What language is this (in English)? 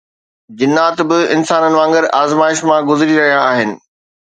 Sindhi